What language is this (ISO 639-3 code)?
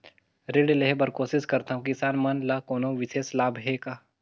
hne